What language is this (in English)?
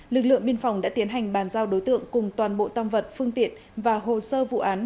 Vietnamese